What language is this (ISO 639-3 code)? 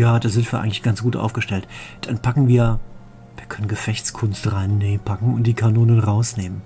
deu